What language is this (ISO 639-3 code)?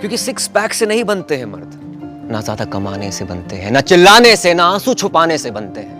hin